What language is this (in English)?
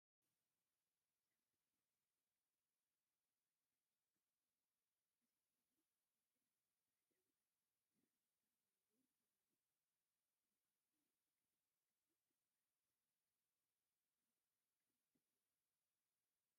Tigrinya